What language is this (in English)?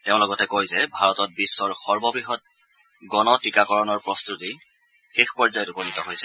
Assamese